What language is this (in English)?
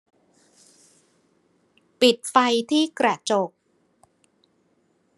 Thai